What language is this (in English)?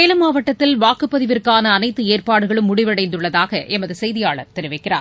Tamil